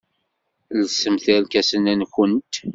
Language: Kabyle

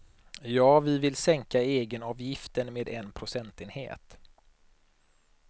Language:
Swedish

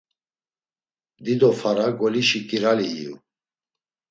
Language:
Laz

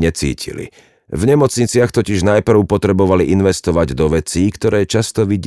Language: Slovak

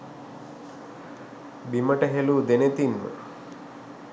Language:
Sinhala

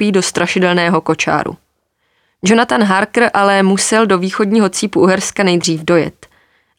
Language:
Czech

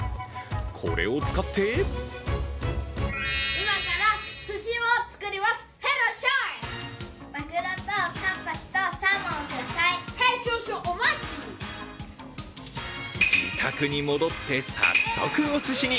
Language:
Japanese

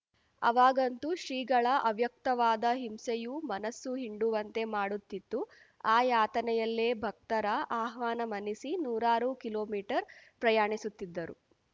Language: Kannada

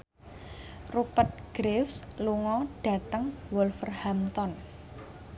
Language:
Javanese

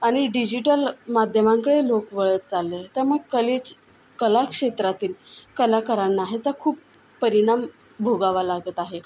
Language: Marathi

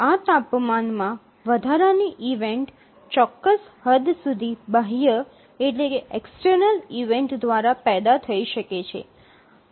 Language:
Gujarati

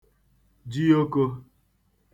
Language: Igbo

